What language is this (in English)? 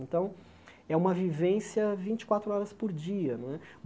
Portuguese